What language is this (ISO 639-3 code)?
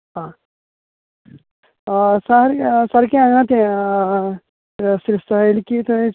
kok